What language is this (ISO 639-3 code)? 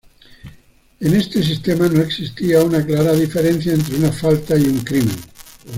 spa